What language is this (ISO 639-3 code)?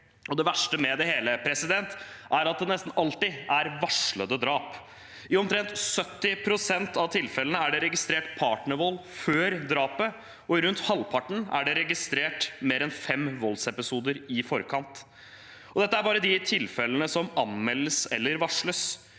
nor